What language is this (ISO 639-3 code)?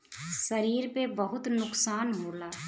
bho